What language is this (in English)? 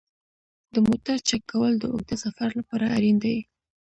Pashto